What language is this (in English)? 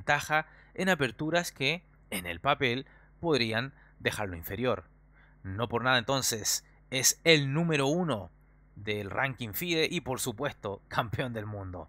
Spanish